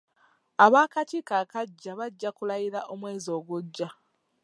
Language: Ganda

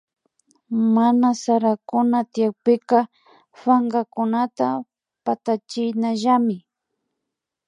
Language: Imbabura Highland Quichua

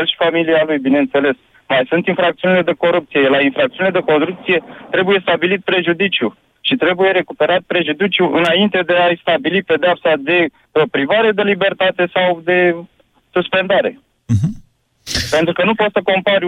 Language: Romanian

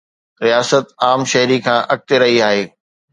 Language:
Sindhi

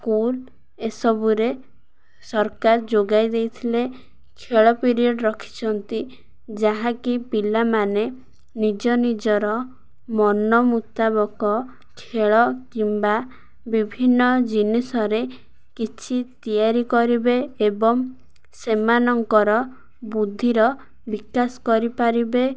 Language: Odia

